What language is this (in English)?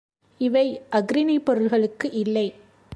Tamil